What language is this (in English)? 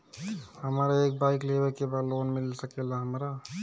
Bhojpuri